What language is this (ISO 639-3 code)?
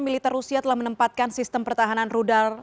ind